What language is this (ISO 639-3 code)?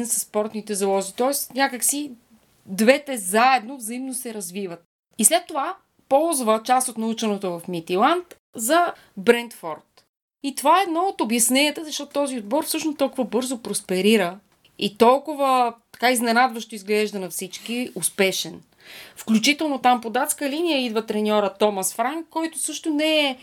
bul